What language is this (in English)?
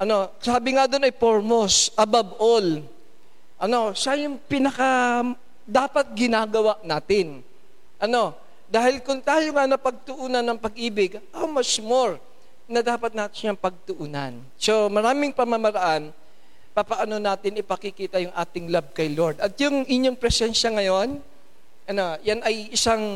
Filipino